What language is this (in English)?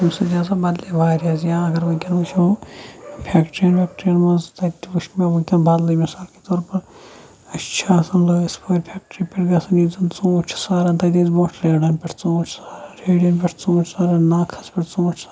Kashmiri